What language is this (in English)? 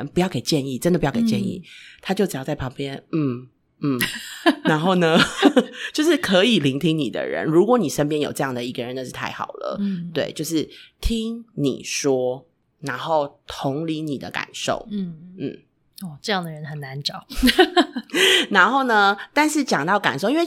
Chinese